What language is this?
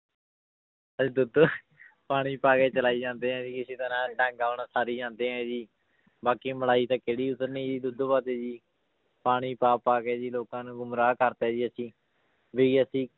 Punjabi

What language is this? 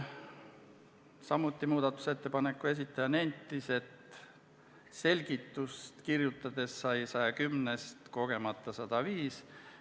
Estonian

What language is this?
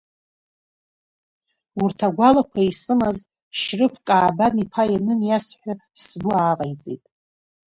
Abkhazian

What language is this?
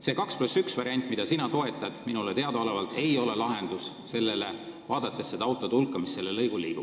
Estonian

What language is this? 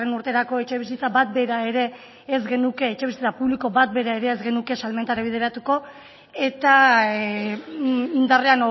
Basque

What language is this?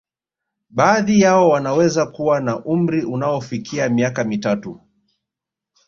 Swahili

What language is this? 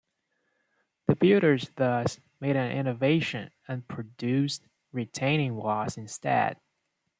English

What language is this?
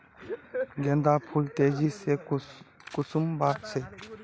Magahi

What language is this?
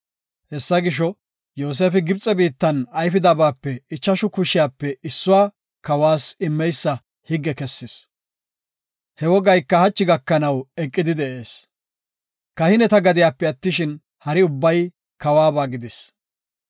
Gofa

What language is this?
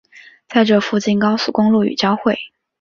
Chinese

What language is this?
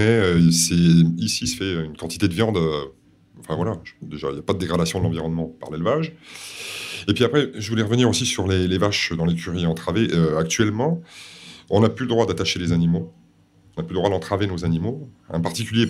French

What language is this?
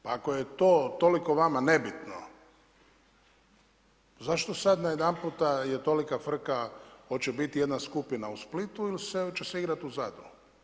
Croatian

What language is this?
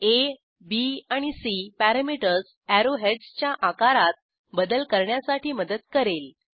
Marathi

